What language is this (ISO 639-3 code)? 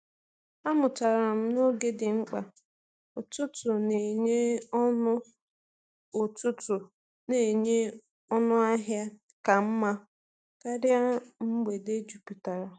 ibo